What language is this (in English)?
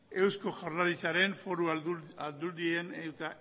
Basque